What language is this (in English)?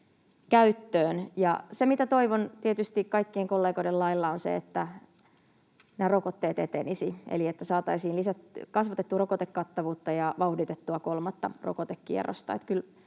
Finnish